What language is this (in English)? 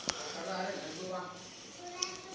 Chhattisgarhi